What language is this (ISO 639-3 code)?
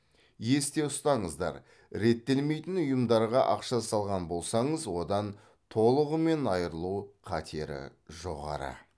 kaz